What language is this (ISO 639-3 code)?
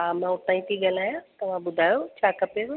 snd